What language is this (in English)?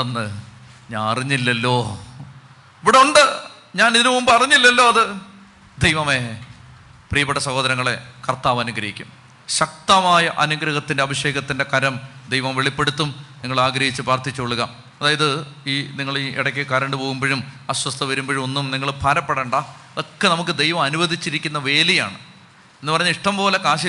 Malayalam